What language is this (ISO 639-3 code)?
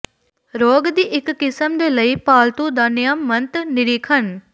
pan